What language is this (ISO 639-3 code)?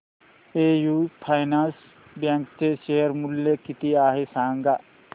mar